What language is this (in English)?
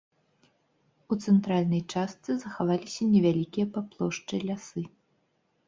Belarusian